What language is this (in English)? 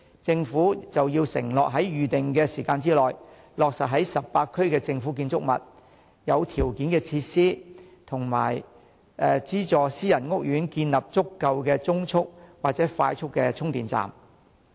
Cantonese